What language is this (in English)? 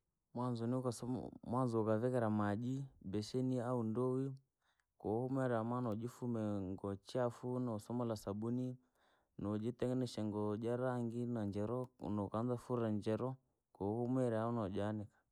Langi